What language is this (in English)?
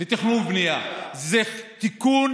Hebrew